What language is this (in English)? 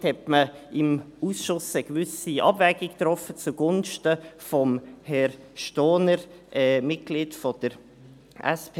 Swiss German